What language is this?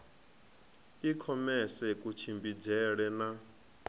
Venda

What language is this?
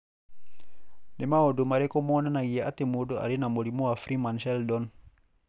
Kikuyu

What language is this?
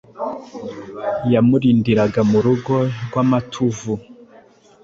Kinyarwanda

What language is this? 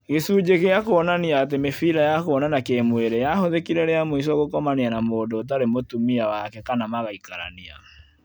Kikuyu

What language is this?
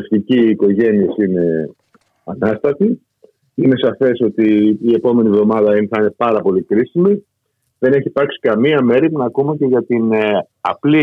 Greek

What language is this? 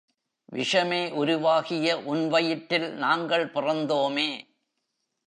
Tamil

